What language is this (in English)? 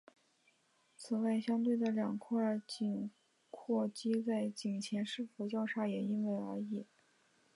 Chinese